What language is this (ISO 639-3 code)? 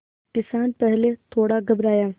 hin